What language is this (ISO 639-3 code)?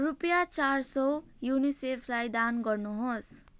nep